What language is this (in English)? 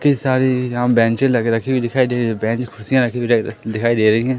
Hindi